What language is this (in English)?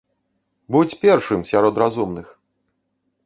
Belarusian